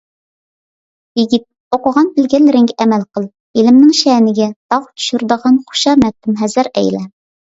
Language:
Uyghur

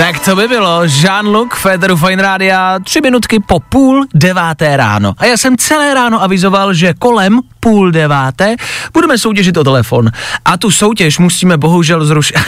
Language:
Czech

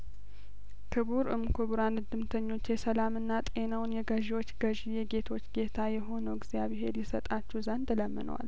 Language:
Amharic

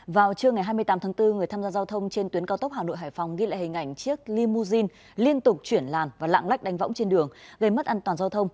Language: Vietnamese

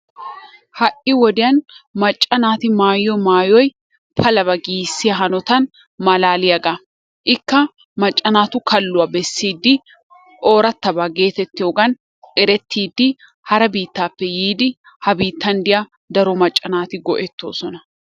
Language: Wolaytta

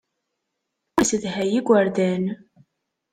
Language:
Kabyle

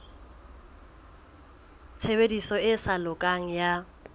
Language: Southern Sotho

